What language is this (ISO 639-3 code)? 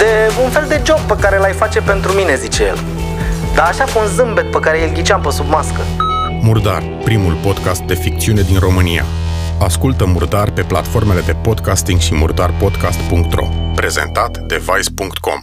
ron